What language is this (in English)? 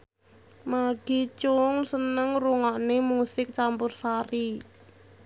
Javanese